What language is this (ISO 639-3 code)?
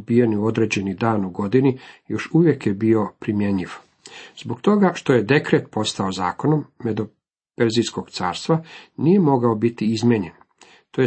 hrv